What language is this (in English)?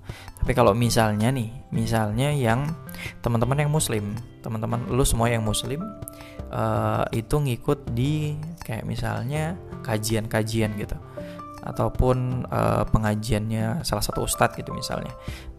Indonesian